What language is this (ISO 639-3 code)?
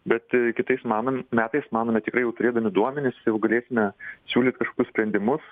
lit